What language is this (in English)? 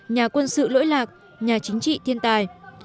Vietnamese